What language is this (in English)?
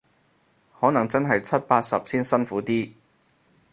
Cantonese